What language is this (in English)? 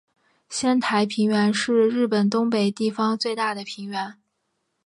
Chinese